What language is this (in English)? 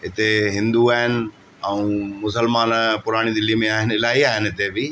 Sindhi